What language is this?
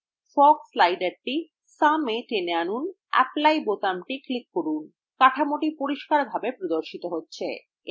Bangla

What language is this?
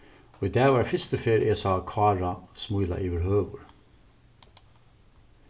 Faroese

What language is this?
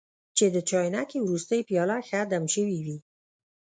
Pashto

